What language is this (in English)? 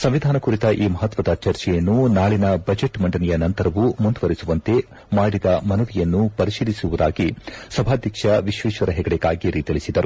Kannada